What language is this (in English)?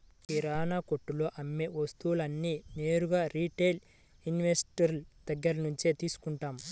Telugu